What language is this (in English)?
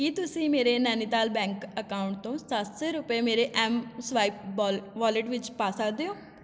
Punjabi